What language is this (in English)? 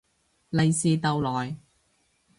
Cantonese